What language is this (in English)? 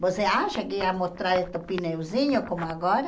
Portuguese